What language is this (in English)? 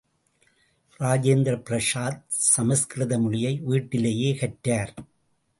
Tamil